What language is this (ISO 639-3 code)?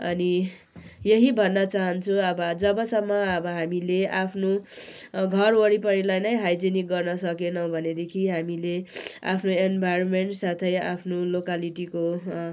nep